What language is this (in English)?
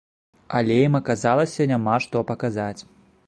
Belarusian